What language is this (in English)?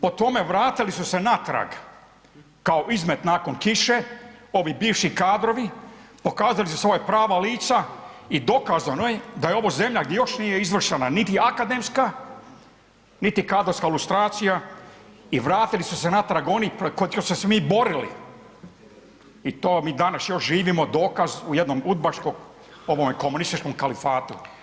Croatian